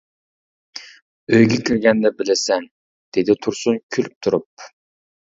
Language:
Uyghur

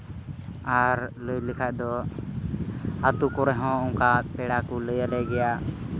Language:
Santali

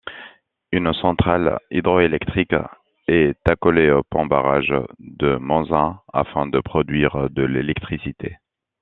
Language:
French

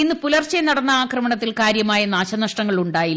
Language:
Malayalam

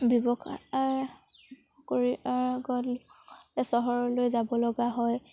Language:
Assamese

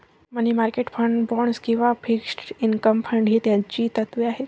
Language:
Marathi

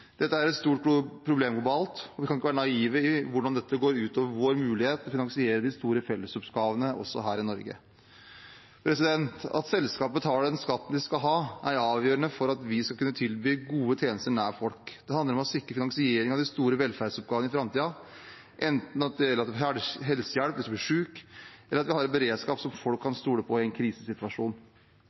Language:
Norwegian Bokmål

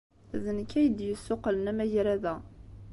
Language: Kabyle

